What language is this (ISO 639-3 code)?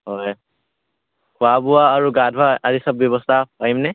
asm